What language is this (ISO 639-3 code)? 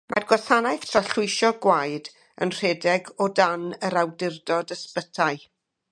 cym